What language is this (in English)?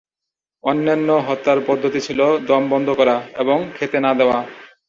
Bangla